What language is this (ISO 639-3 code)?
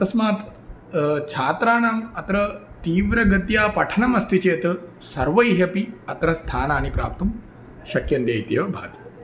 san